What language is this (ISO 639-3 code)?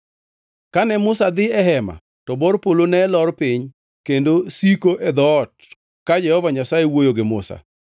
luo